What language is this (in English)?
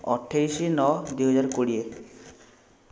Odia